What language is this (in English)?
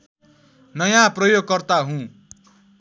Nepali